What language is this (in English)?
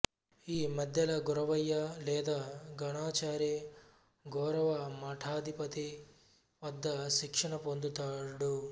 Telugu